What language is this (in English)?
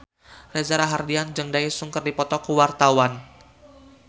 Sundanese